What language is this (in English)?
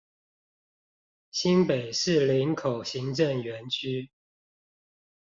Chinese